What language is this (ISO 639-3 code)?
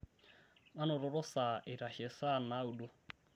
mas